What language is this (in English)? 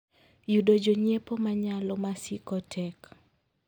Luo (Kenya and Tanzania)